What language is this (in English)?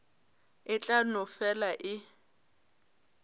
Northern Sotho